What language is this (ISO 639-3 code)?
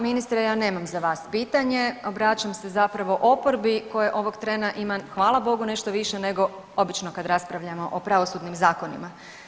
hrv